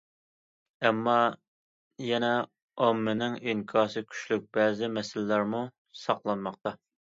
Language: Uyghur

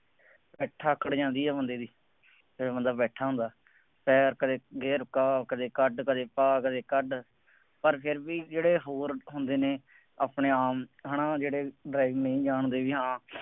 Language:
Punjabi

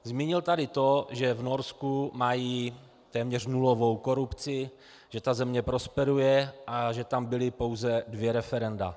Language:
Czech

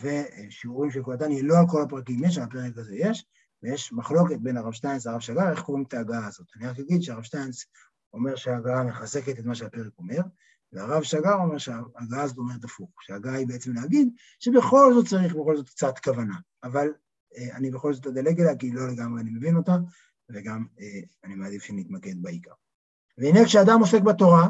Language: Hebrew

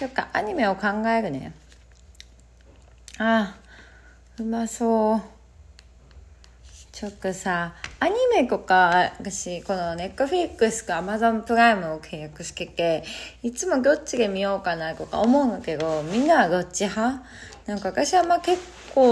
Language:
Japanese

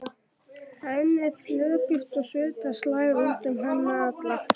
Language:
Icelandic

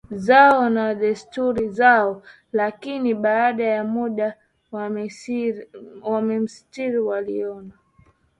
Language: Swahili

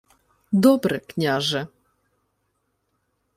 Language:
Ukrainian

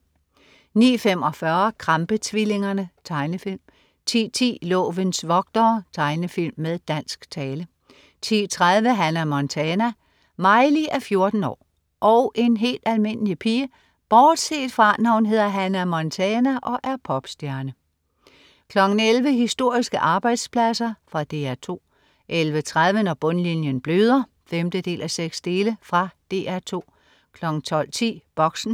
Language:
Danish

